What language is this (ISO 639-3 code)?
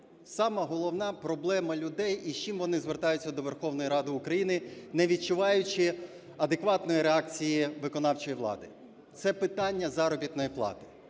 ukr